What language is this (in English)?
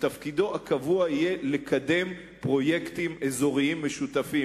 Hebrew